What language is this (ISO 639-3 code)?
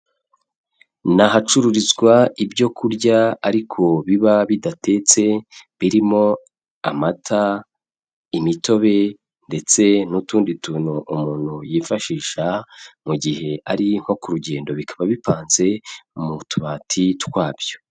kin